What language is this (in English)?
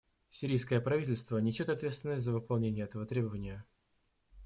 Russian